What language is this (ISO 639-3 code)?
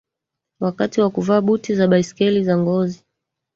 swa